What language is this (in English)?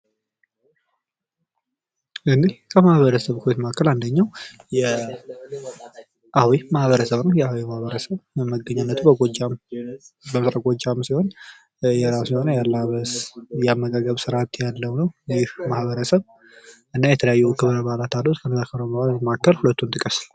Amharic